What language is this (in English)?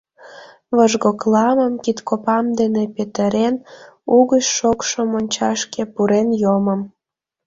Mari